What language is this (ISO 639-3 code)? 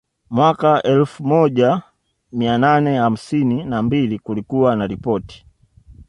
swa